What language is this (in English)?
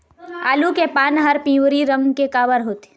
Chhattisgarhi